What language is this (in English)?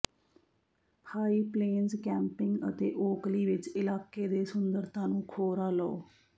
Punjabi